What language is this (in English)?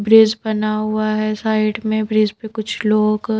Hindi